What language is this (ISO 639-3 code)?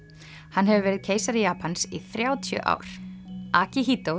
isl